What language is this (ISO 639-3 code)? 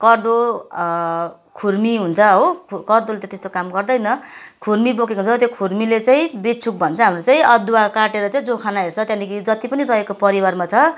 nep